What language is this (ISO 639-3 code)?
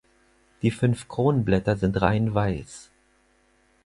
deu